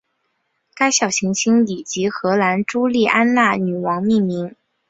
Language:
Chinese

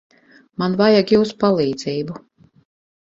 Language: Latvian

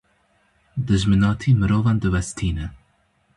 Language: Kurdish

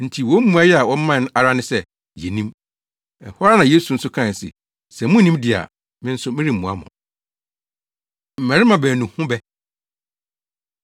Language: Akan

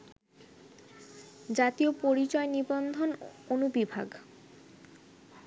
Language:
Bangla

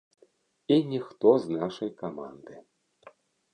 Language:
Belarusian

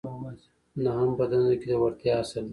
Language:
Pashto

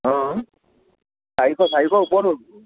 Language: Assamese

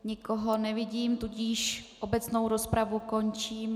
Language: Czech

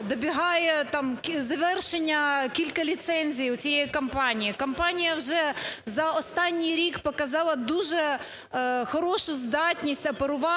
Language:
Ukrainian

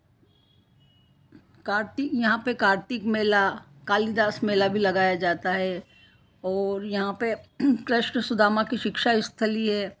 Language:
Hindi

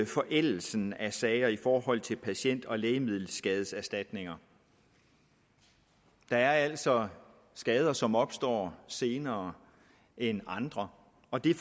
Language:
Danish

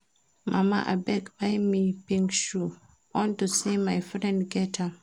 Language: Nigerian Pidgin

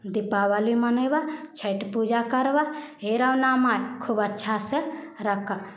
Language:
Maithili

